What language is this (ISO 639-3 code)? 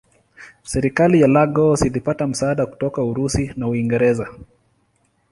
swa